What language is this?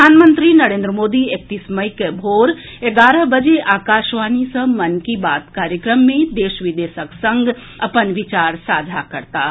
Maithili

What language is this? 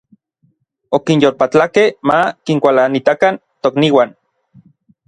Orizaba Nahuatl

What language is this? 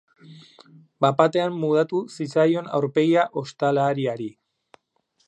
Basque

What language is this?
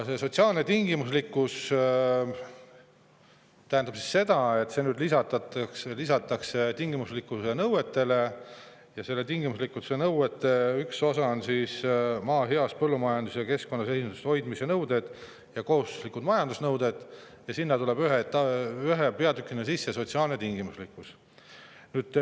Estonian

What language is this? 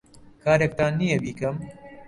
Central Kurdish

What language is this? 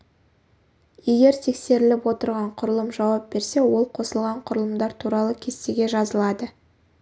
Kazakh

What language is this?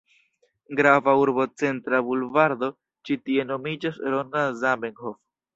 Esperanto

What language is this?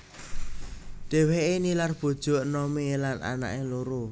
Javanese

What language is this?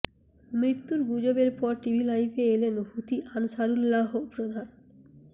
Bangla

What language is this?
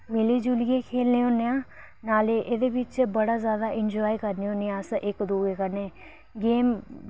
Dogri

